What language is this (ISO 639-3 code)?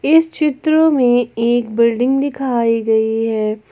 hin